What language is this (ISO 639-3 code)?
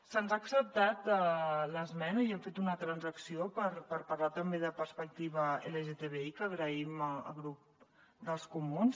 cat